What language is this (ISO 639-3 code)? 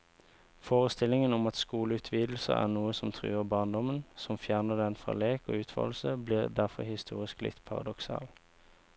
nor